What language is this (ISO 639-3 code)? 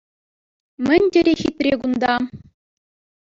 chv